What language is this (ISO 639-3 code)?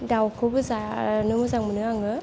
brx